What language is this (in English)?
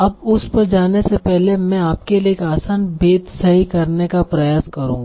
Hindi